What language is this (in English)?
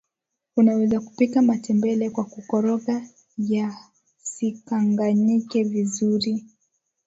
Swahili